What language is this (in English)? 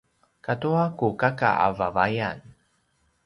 Paiwan